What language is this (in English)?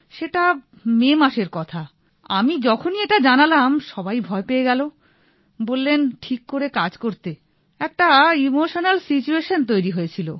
Bangla